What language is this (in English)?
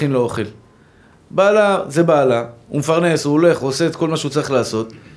Hebrew